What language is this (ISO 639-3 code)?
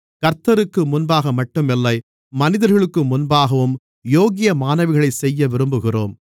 tam